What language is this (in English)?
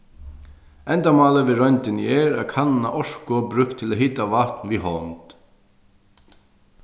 Faroese